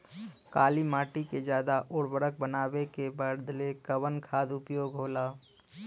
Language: Bhojpuri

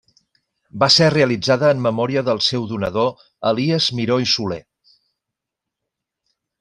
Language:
Catalan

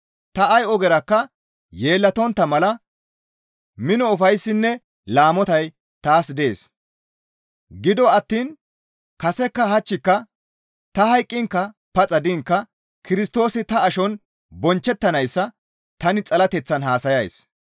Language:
Gamo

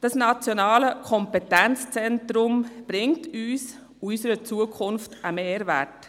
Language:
Swiss German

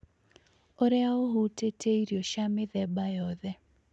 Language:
Kikuyu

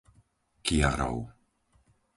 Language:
Slovak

